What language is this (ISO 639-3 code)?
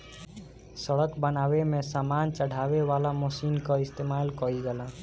bho